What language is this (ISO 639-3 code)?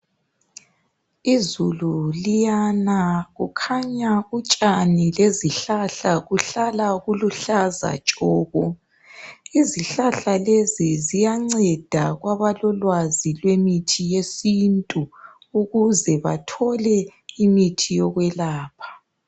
nde